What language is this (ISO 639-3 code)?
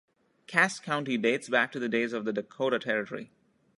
eng